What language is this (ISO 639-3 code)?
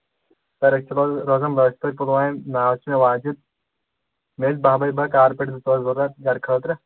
kas